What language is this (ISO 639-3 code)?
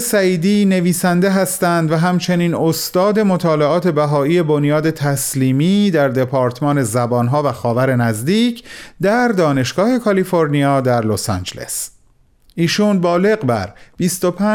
fas